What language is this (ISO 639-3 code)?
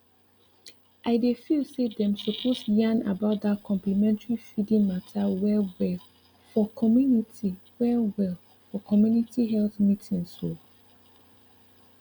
pcm